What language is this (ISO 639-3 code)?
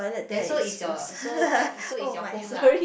eng